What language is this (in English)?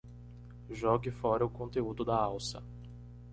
Portuguese